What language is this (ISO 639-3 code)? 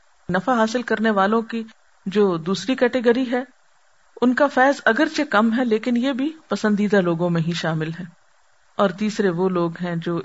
urd